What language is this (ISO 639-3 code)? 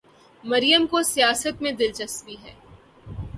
urd